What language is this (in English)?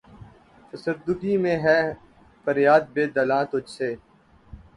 Urdu